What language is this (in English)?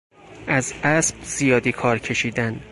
Persian